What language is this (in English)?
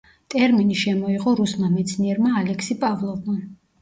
Georgian